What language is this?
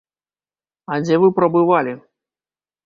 Belarusian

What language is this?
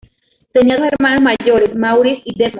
Spanish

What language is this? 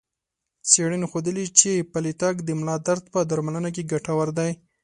Pashto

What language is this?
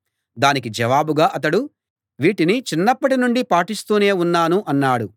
Telugu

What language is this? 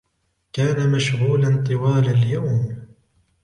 Arabic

